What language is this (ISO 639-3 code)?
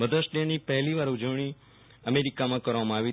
guj